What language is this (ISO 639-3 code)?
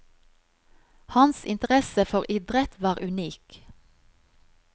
nor